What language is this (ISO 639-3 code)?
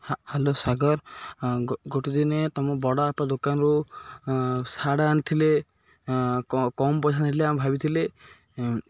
ori